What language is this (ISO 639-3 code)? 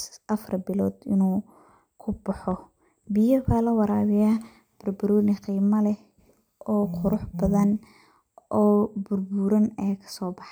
som